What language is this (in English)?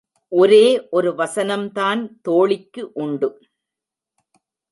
Tamil